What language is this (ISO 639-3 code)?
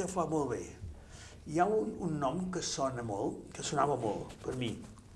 cat